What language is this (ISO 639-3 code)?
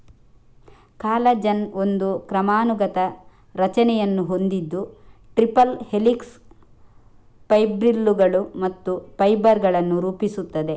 kan